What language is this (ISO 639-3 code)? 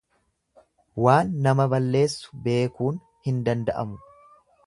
orm